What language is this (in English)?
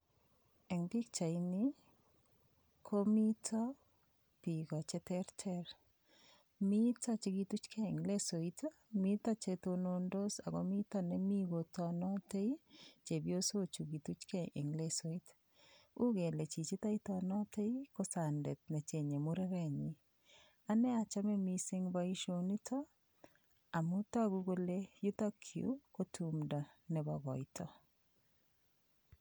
Kalenjin